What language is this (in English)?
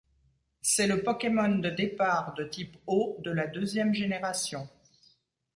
French